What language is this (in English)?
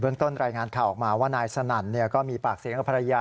Thai